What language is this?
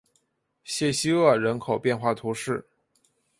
Chinese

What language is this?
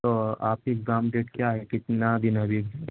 Urdu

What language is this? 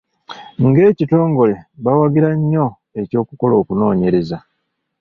Ganda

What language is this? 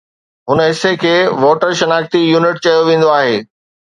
Sindhi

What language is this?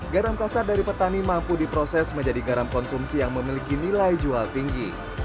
Indonesian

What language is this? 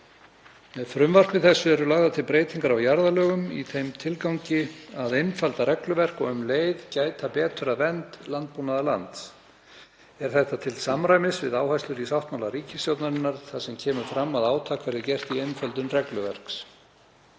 Icelandic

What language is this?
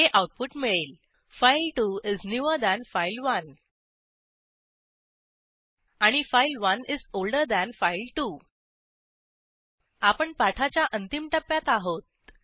Marathi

